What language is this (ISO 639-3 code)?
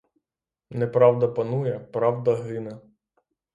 ukr